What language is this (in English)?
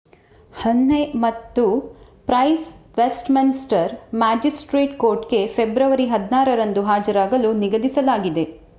Kannada